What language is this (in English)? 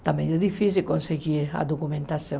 Portuguese